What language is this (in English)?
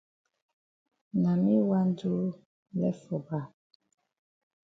Cameroon Pidgin